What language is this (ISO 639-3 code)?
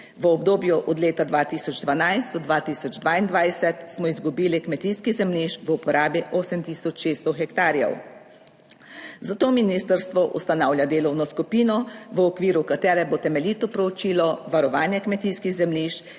slv